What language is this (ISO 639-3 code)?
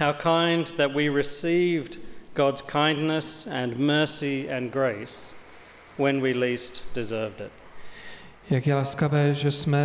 ces